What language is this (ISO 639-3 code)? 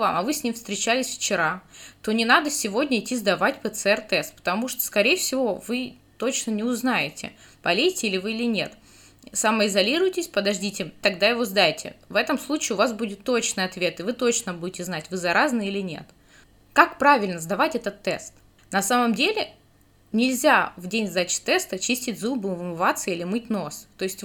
rus